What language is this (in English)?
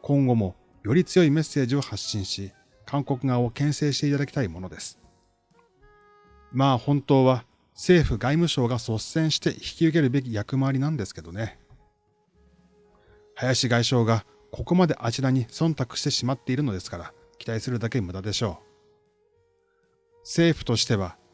Japanese